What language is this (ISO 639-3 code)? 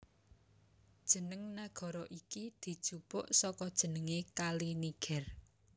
jav